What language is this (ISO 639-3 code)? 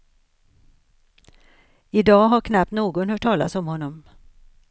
swe